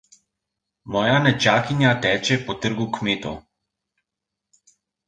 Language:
Slovenian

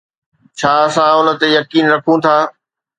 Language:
Sindhi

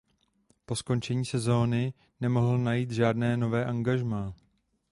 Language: Czech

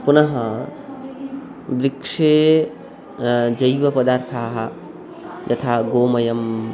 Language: Sanskrit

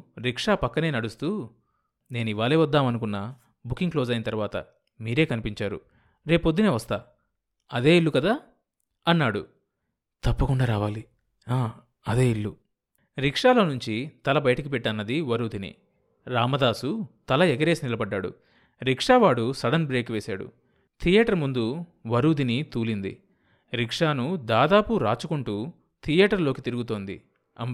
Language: Telugu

